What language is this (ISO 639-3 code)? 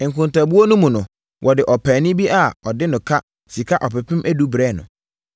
aka